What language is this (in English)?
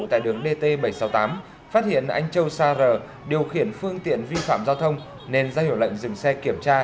Vietnamese